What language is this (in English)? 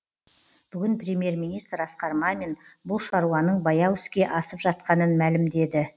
Kazakh